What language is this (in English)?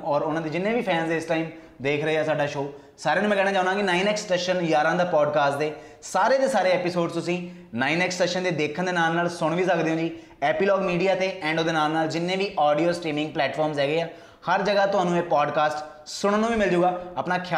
Punjabi